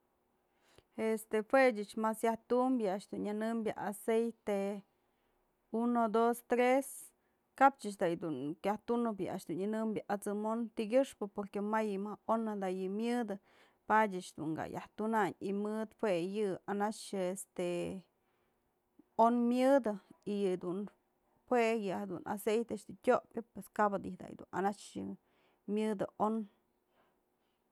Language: Mazatlán Mixe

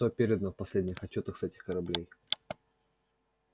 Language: Russian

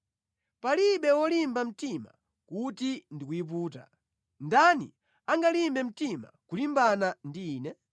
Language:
Nyanja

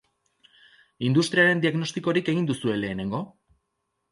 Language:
Basque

